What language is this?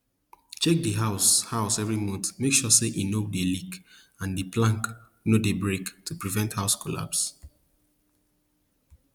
Nigerian Pidgin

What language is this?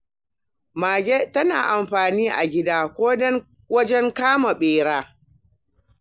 Hausa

